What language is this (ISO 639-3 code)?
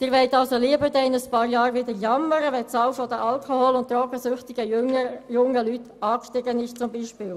gsw